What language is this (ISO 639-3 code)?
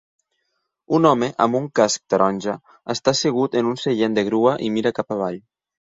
cat